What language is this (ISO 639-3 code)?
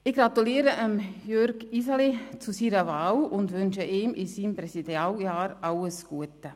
gsw